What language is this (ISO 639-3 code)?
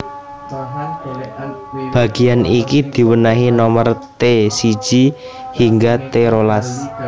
jav